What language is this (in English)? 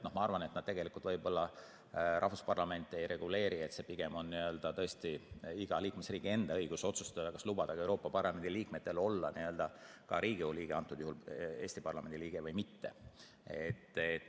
Estonian